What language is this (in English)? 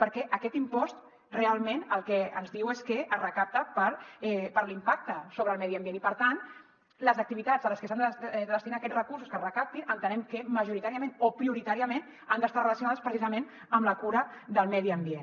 Catalan